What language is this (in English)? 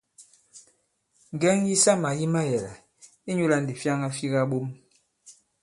Bankon